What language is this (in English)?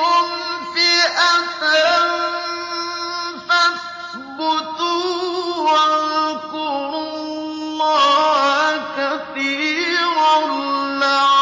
Arabic